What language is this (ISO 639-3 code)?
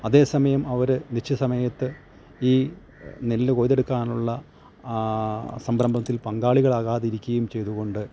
mal